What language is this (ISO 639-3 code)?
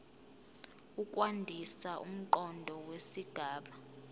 zul